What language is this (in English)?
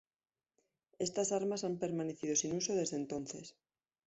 Spanish